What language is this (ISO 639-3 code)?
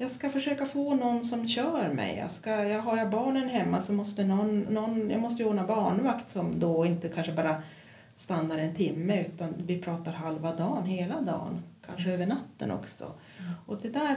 swe